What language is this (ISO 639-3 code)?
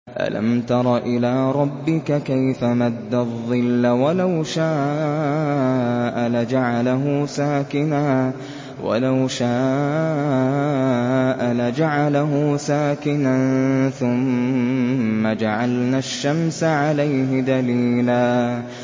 ara